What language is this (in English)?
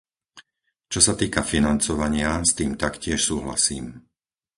Slovak